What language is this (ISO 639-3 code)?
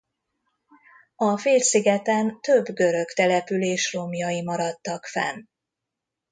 hun